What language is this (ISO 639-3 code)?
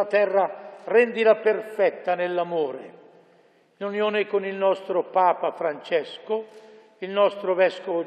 ita